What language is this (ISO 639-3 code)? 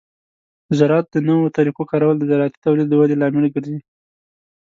pus